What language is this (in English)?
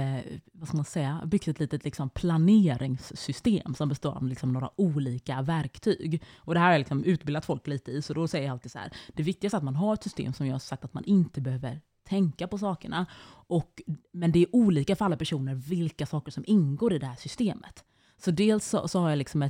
Swedish